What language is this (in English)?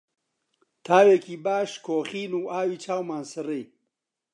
Central Kurdish